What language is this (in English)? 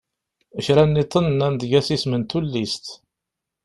Kabyle